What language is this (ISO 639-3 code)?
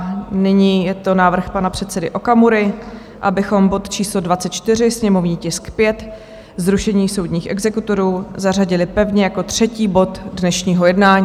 ces